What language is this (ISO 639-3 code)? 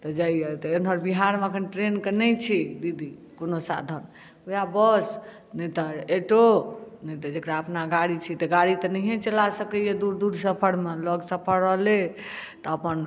mai